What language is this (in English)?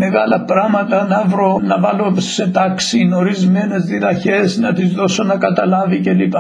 Greek